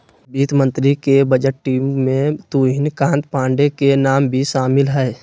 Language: Magahi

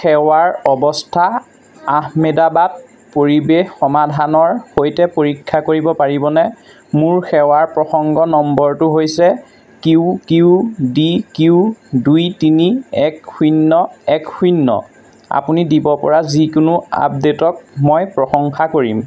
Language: Assamese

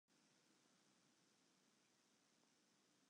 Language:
Western Frisian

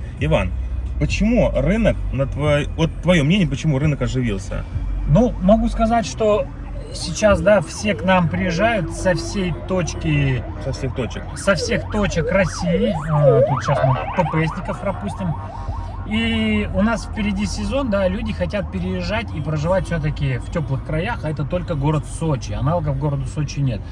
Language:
Russian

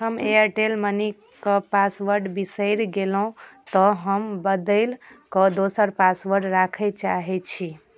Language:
Maithili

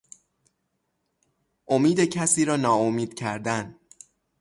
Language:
Persian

